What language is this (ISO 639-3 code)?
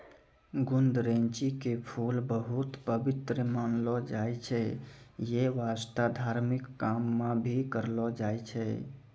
mai